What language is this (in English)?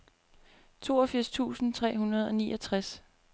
Danish